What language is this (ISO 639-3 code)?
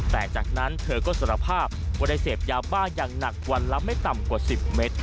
tha